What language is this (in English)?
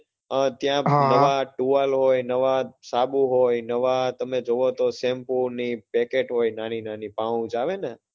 Gujarati